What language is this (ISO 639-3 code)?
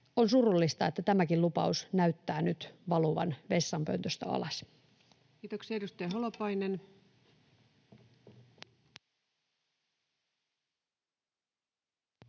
fin